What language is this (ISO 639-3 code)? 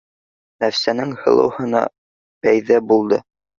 bak